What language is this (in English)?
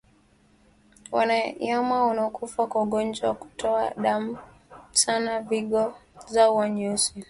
Swahili